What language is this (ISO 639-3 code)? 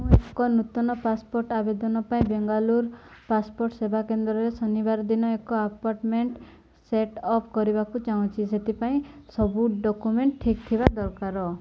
ori